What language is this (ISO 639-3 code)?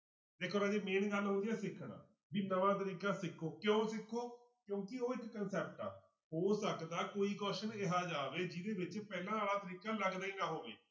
pan